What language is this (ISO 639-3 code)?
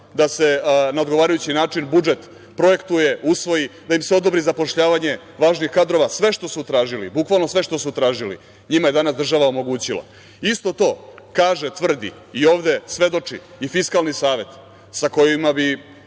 srp